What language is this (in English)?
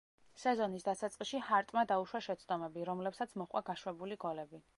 Georgian